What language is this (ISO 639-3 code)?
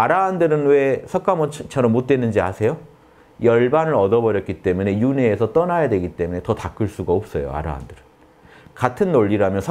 kor